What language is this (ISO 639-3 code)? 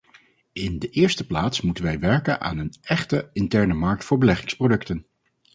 nld